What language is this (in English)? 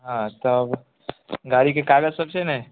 Maithili